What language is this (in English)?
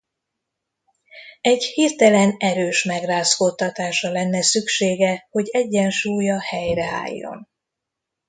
Hungarian